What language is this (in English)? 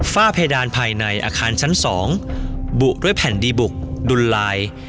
Thai